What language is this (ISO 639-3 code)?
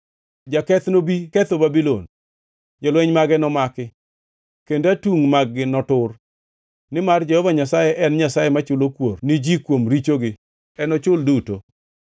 luo